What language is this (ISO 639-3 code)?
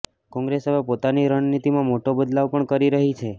guj